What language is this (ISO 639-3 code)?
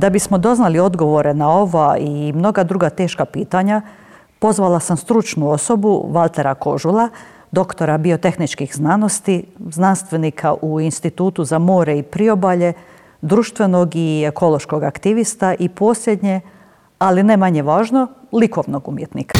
hrv